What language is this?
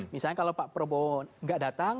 Indonesian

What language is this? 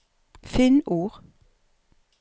Norwegian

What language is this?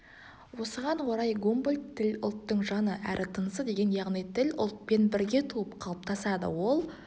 Kazakh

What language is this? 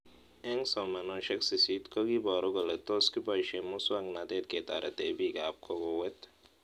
Kalenjin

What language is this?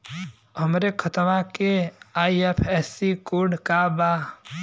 Bhojpuri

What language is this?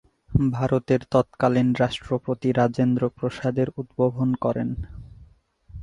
Bangla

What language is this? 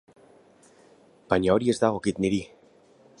Basque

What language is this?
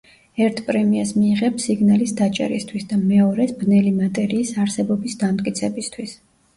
Georgian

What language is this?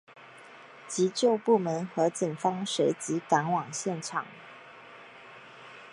Chinese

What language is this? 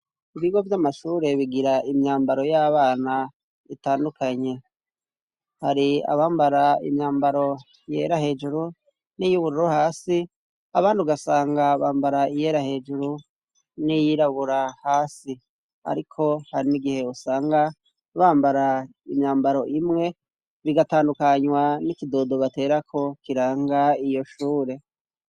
Rundi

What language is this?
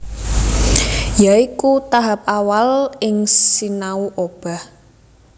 Javanese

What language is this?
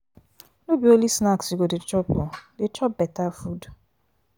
Nigerian Pidgin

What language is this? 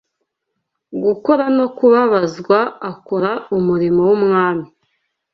Kinyarwanda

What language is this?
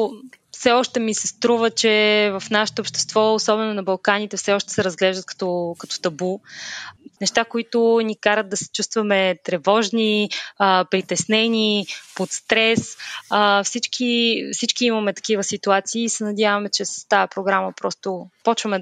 Bulgarian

